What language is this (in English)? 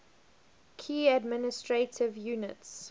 English